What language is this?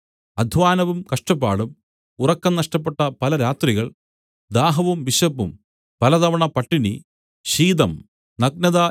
Malayalam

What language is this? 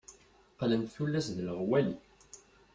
Kabyle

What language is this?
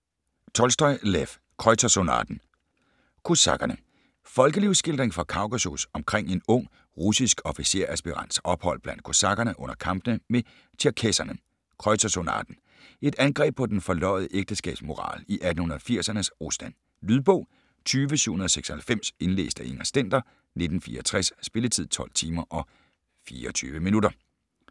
Danish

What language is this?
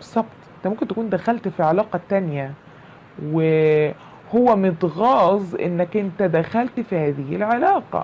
Arabic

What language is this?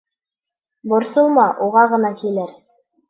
Bashkir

